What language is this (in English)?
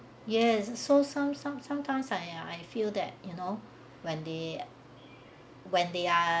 English